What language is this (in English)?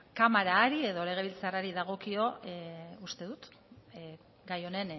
Basque